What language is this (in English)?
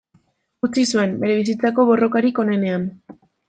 Basque